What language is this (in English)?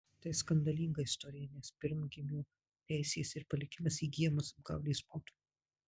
Lithuanian